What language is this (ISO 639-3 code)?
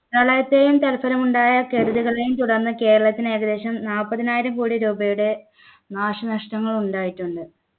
mal